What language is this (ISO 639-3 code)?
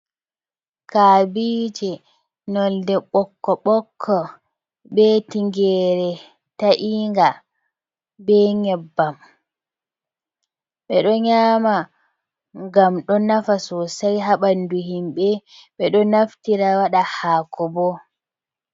ful